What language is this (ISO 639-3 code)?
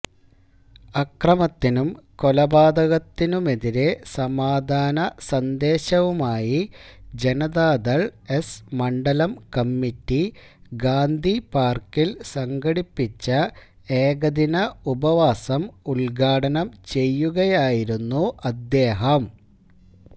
mal